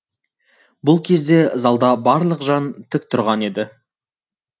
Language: Kazakh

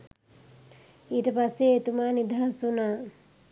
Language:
Sinhala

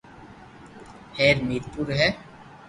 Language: Loarki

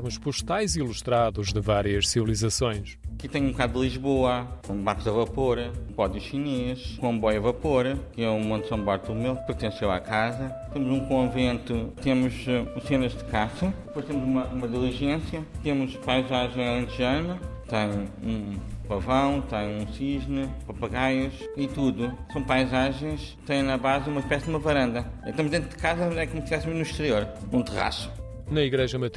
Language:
Portuguese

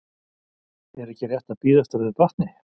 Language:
Icelandic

